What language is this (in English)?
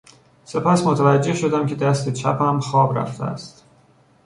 Persian